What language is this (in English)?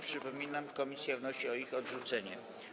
Polish